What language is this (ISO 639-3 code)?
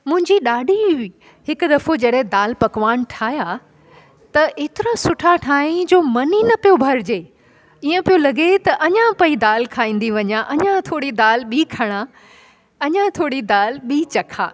snd